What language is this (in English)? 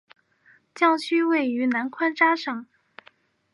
Chinese